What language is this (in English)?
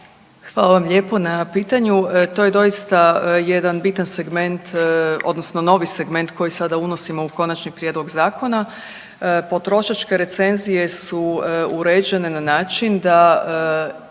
Croatian